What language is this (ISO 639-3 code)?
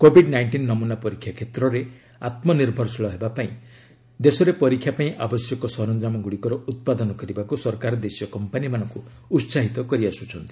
ori